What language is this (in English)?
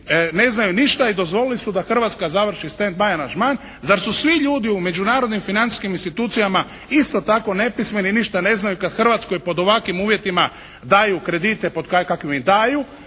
Croatian